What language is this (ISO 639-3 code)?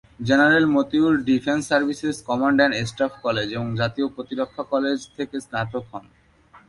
ben